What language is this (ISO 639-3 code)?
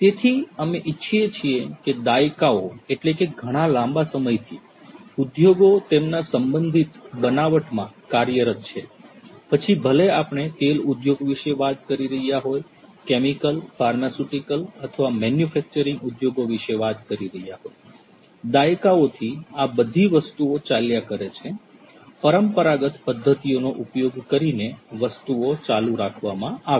guj